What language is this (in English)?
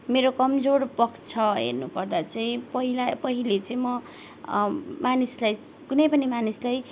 Nepali